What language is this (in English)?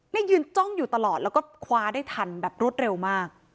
Thai